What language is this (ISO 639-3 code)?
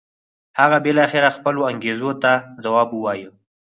pus